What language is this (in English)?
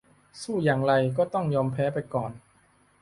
Thai